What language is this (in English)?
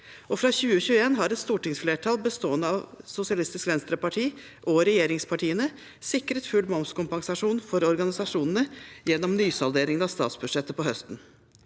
Norwegian